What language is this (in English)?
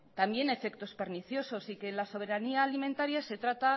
Spanish